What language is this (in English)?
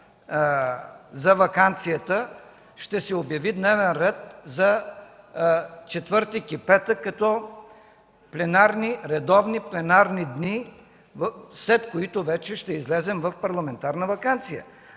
Bulgarian